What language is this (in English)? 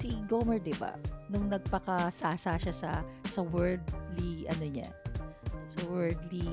Filipino